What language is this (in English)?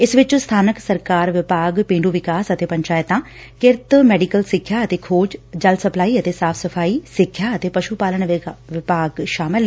Punjabi